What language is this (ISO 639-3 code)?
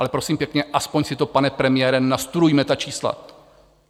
ces